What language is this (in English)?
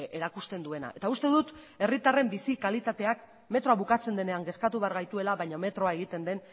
Basque